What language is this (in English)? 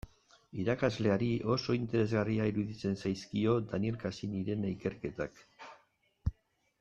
Basque